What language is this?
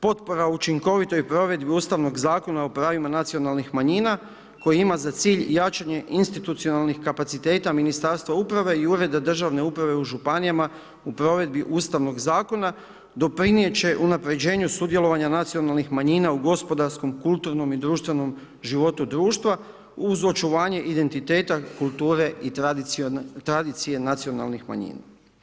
Croatian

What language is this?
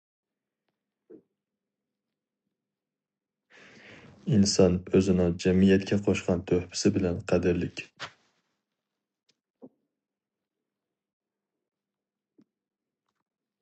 Uyghur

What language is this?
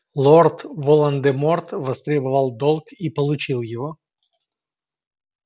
Russian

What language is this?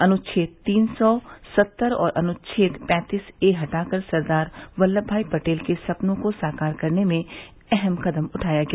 Hindi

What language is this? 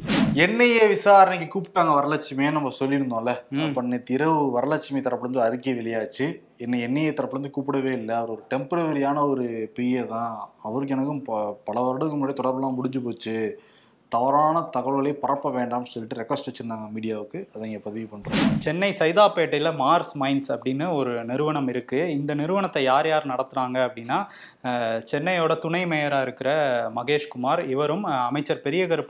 Tamil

